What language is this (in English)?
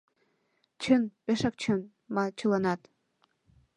Mari